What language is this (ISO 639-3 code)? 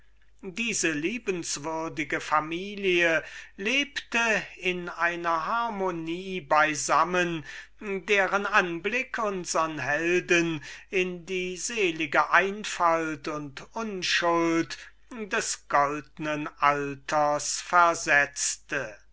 deu